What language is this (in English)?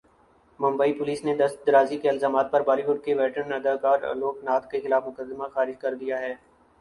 Urdu